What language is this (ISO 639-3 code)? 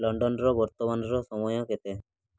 ori